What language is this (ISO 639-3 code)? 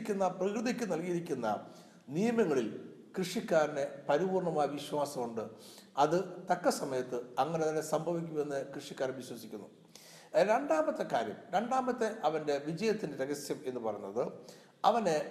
mal